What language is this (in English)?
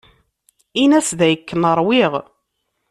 Kabyle